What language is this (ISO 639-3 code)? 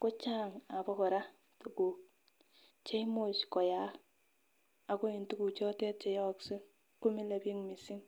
kln